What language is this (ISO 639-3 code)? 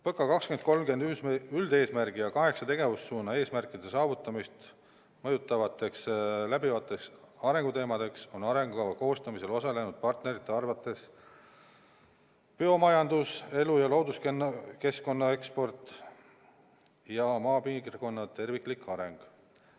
est